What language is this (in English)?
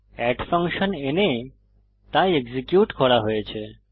Bangla